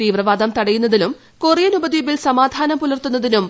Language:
Malayalam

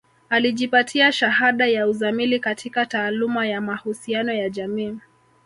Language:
Swahili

